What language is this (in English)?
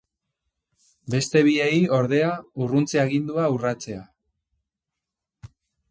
Basque